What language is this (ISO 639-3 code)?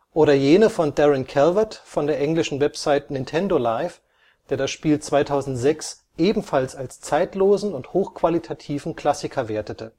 deu